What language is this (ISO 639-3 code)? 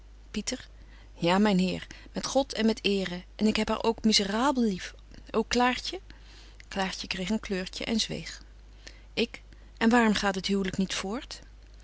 nld